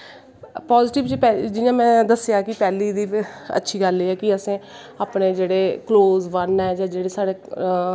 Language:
Dogri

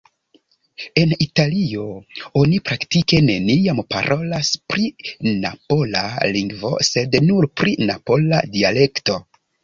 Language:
Esperanto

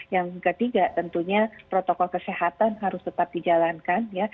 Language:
Indonesian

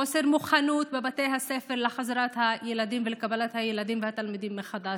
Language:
Hebrew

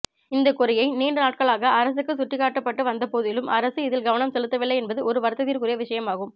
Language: Tamil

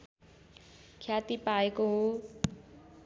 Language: Nepali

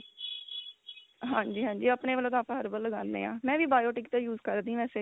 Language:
Punjabi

